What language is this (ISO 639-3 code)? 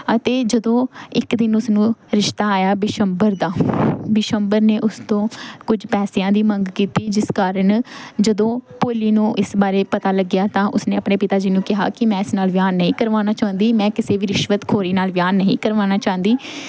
pan